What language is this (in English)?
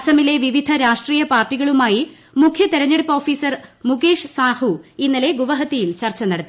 Malayalam